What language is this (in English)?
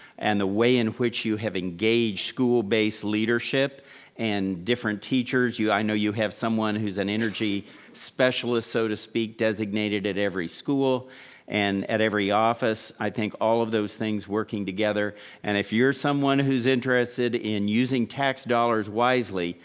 English